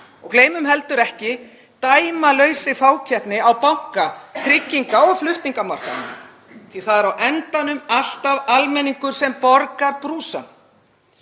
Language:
Icelandic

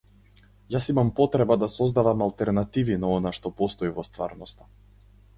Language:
Macedonian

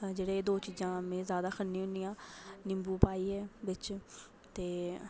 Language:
Dogri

